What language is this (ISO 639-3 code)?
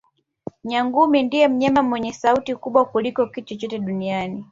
swa